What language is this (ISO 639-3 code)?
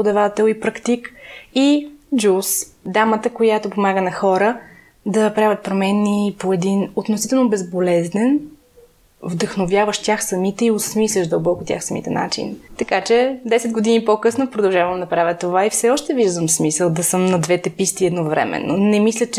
bul